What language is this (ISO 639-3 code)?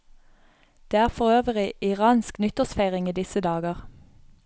nor